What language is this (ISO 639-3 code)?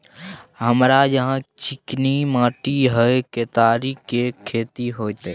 mai